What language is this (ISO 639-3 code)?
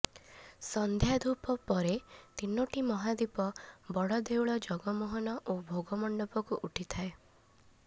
ori